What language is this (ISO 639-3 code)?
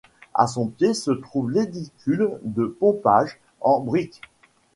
fra